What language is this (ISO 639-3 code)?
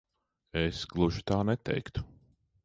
lav